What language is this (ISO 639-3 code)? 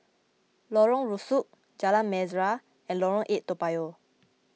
eng